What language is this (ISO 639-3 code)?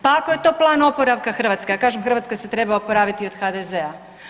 hrv